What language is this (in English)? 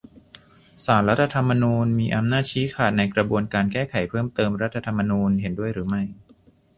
Thai